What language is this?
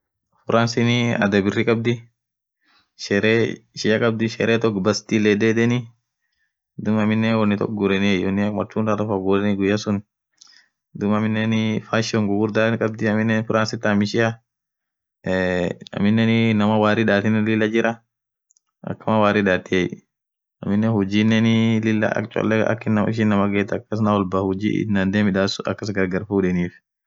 Orma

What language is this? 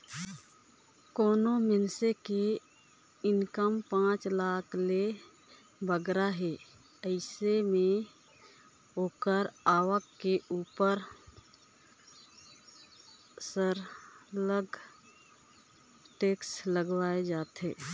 Chhattisgarhi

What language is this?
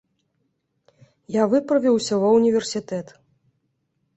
Belarusian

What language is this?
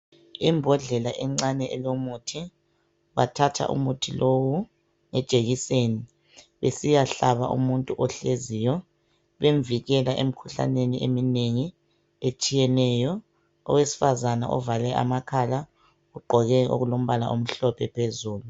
North Ndebele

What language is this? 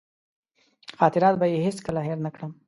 Pashto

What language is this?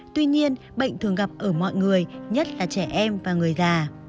Vietnamese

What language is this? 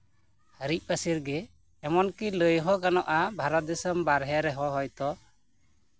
Santali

